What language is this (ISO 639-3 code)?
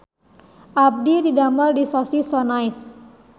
sun